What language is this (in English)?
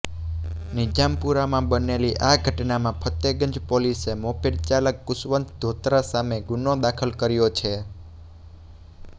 Gujarati